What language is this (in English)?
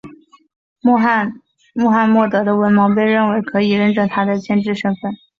Chinese